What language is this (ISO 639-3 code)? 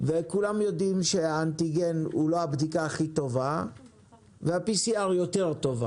heb